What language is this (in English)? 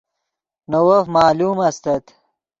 Yidgha